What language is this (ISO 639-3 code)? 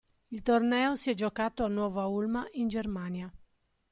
ita